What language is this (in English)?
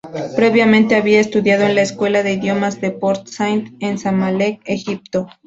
Spanish